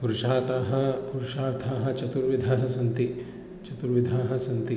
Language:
Sanskrit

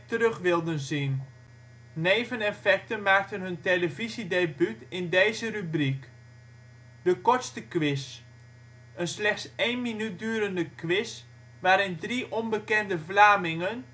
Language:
Dutch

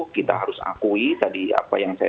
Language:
Indonesian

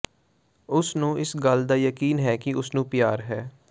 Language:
Punjabi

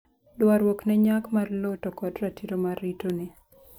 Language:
Luo (Kenya and Tanzania)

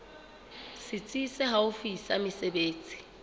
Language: Southern Sotho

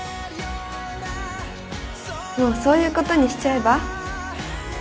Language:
Japanese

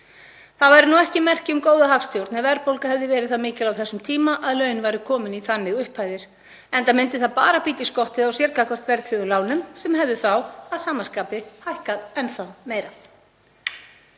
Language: Icelandic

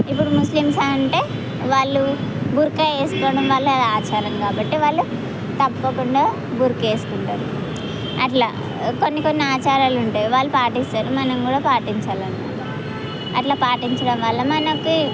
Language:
Telugu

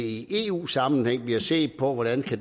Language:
Danish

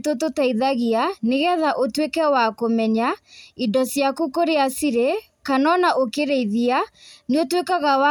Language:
Kikuyu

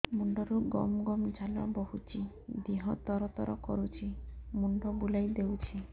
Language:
Odia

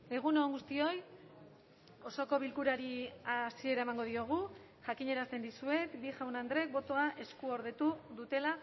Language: Basque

